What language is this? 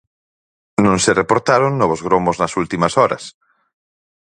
Galician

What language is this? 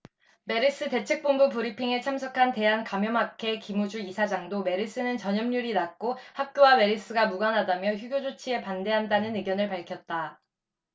Korean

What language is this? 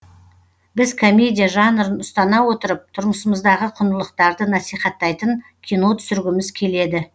Kazakh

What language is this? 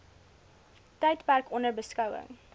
Afrikaans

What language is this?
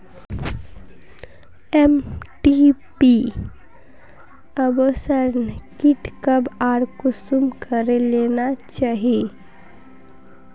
Magahi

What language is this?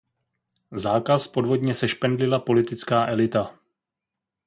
Czech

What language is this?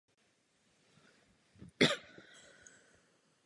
Czech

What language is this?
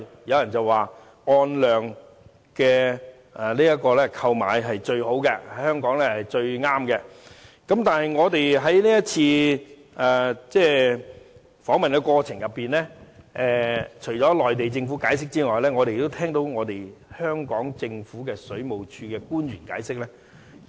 Cantonese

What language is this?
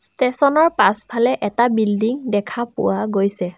Assamese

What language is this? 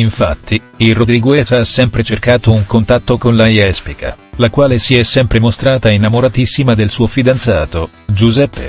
Italian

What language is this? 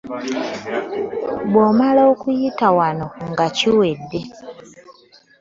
Ganda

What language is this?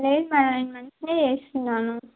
Telugu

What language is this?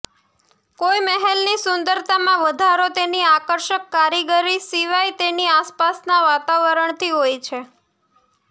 Gujarati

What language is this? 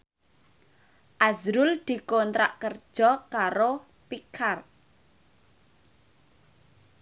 Javanese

